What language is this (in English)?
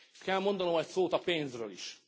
Hungarian